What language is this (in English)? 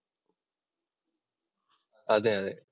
Malayalam